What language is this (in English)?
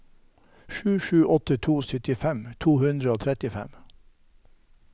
Norwegian